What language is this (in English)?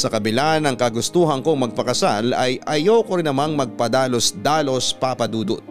Filipino